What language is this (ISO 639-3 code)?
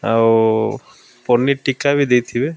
ori